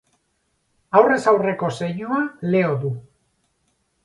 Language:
Basque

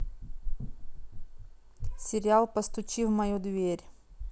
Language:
Russian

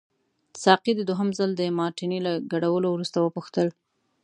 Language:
Pashto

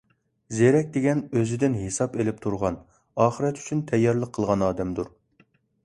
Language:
Uyghur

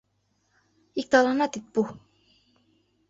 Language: Mari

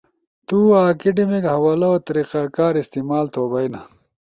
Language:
Ushojo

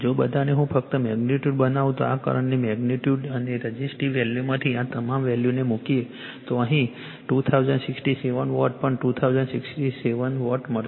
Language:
Gujarati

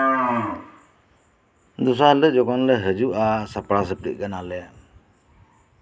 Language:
Santali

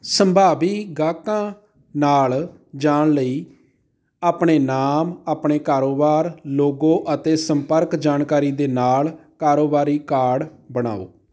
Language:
Punjabi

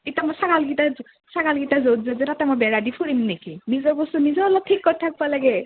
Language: Assamese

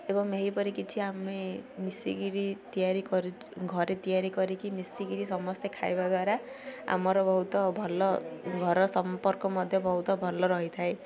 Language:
Odia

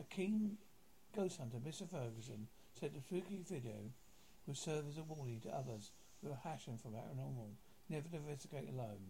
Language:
English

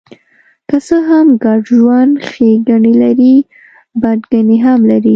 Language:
Pashto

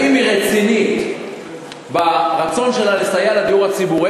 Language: Hebrew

